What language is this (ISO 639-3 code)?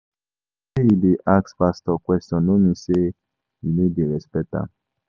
pcm